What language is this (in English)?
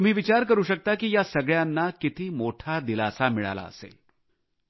Marathi